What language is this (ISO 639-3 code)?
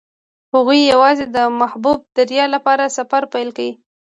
pus